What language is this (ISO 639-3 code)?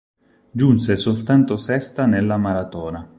ita